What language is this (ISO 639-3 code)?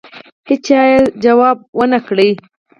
pus